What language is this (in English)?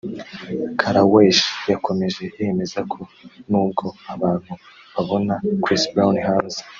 Kinyarwanda